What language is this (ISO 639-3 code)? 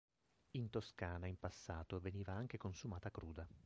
ita